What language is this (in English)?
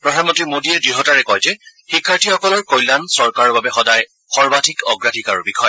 Assamese